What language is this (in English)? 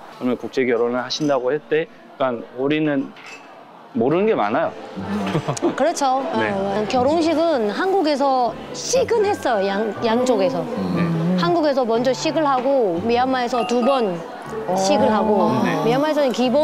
Korean